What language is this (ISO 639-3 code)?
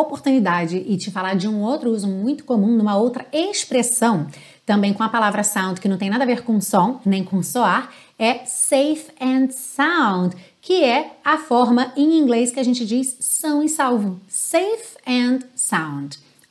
por